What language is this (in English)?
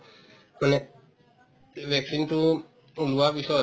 Assamese